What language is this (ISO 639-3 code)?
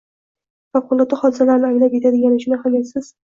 uzb